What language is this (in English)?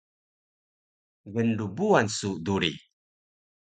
Taroko